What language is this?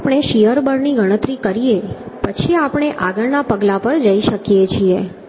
Gujarati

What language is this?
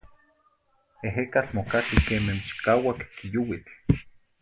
Zacatlán-Ahuacatlán-Tepetzintla Nahuatl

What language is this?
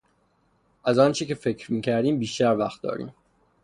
Persian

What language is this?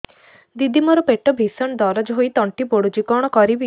Odia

